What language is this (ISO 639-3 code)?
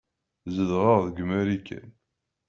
kab